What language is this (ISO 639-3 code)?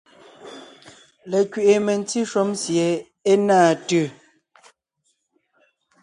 nnh